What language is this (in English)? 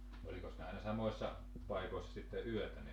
Finnish